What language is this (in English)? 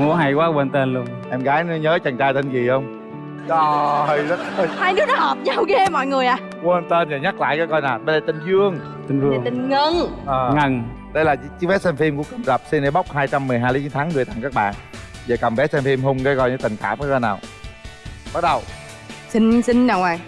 Vietnamese